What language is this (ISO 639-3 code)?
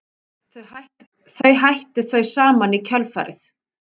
isl